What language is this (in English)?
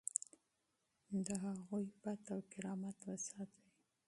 Pashto